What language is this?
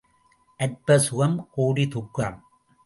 Tamil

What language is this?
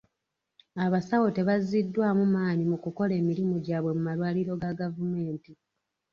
Ganda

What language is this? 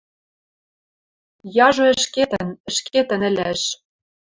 Western Mari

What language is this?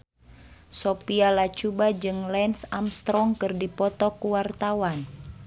Sundanese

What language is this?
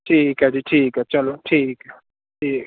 Punjabi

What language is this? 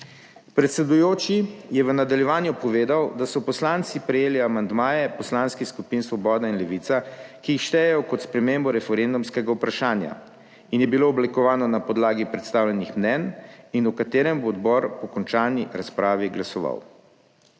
Slovenian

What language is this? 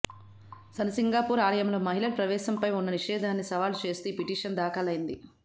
Telugu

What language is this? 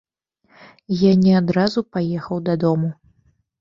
Belarusian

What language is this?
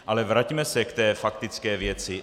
Czech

